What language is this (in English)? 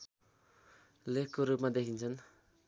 Nepali